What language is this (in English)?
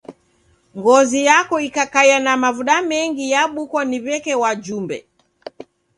Taita